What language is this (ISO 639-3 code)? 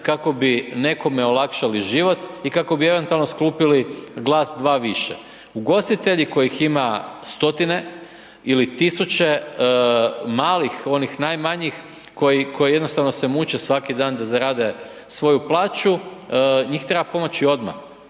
hrv